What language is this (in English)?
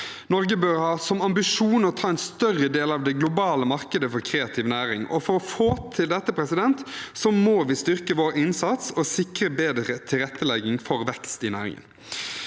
Norwegian